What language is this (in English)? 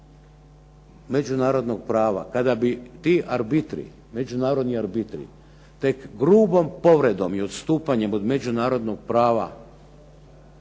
Croatian